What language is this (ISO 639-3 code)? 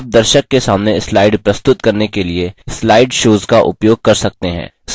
hin